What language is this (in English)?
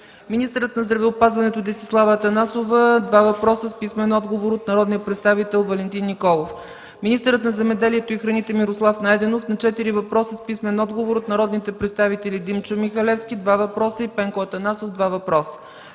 Bulgarian